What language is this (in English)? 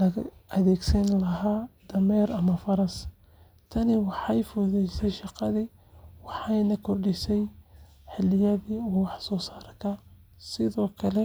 Somali